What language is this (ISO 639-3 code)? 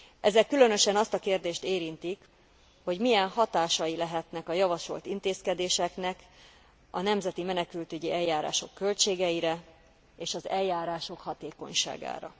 hun